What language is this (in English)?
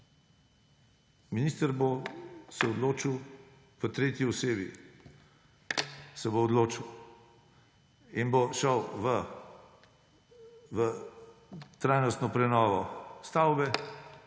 Slovenian